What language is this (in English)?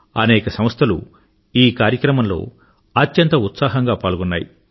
Telugu